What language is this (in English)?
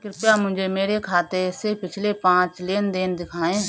Hindi